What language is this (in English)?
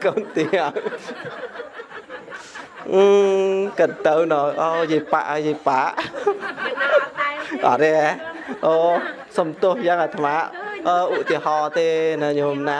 Vietnamese